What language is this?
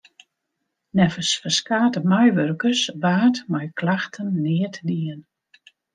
Western Frisian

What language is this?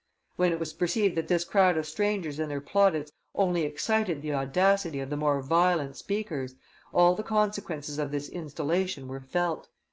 English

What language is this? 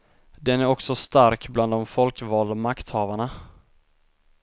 Swedish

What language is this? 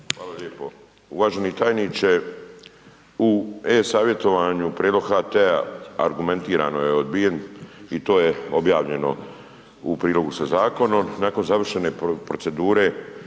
Croatian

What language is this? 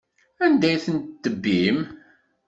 Kabyle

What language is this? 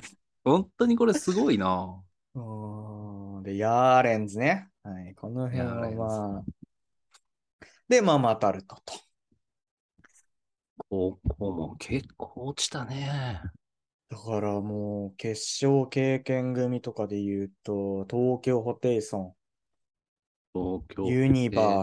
Japanese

